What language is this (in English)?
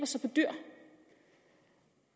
Danish